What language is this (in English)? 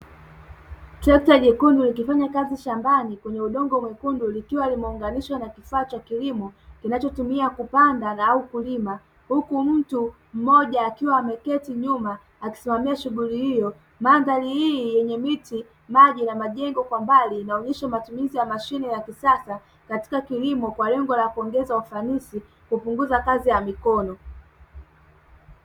Swahili